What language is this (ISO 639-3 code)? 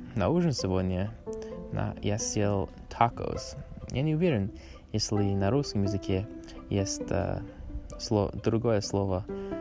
rus